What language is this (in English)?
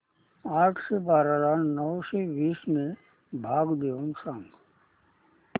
Marathi